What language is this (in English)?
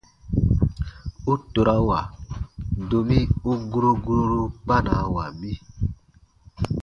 Baatonum